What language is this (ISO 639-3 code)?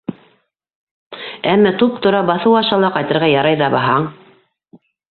bak